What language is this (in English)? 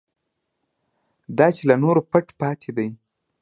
Pashto